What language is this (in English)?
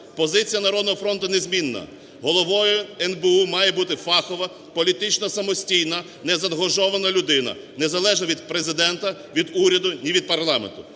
Ukrainian